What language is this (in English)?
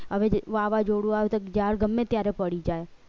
Gujarati